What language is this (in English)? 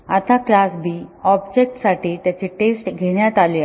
Marathi